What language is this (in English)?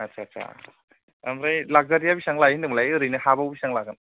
Bodo